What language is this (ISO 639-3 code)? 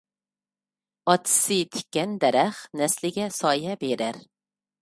uig